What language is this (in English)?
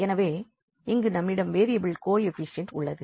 Tamil